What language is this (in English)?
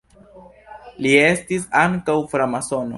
Esperanto